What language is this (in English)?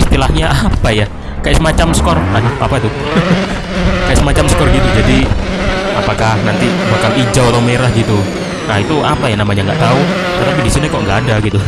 Indonesian